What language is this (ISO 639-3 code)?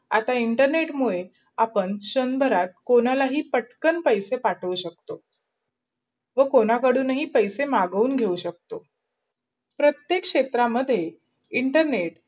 mar